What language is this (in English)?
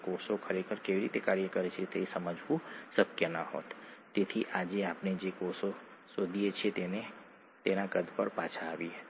Gujarati